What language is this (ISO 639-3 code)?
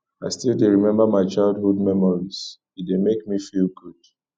pcm